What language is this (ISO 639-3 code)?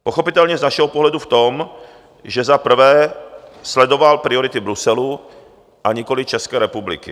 ces